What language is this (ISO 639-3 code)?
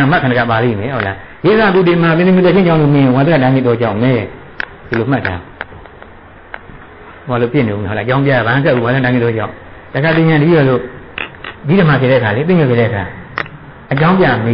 tha